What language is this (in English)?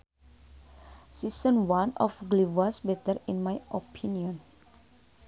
Sundanese